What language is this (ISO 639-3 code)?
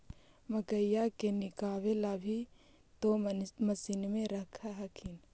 mag